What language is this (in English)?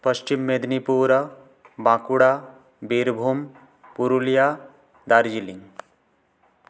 Sanskrit